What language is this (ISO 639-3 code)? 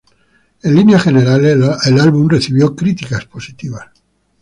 spa